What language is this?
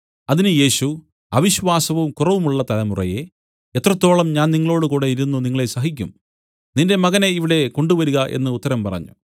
Malayalam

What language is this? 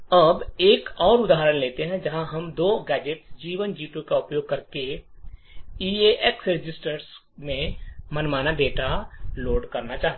Hindi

